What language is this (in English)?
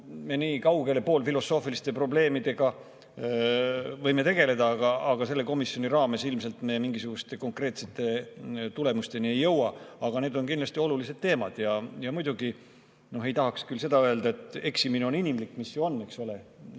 Estonian